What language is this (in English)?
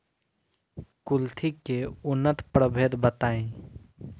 Bhojpuri